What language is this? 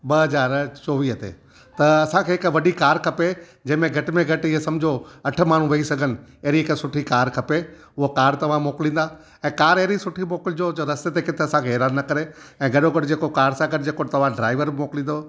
Sindhi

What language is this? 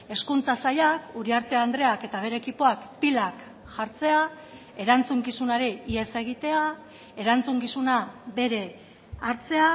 Basque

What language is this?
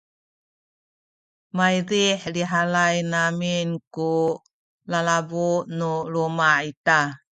Sakizaya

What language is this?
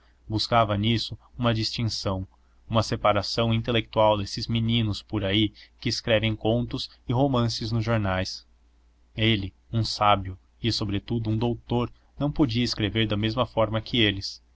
Portuguese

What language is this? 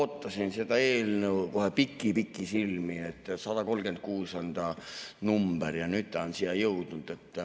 Estonian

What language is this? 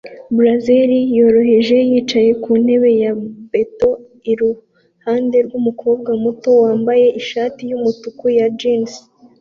Kinyarwanda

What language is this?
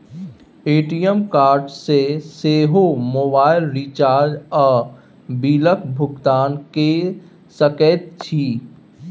Maithili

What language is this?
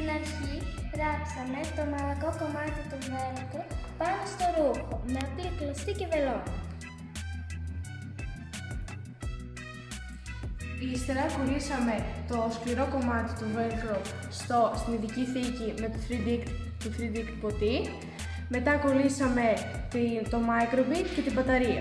Greek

